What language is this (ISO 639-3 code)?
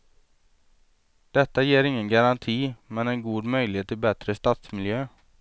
swe